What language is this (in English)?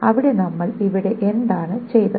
Malayalam